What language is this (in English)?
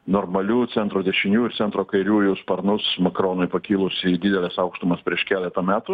Lithuanian